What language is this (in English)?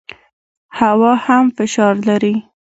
Pashto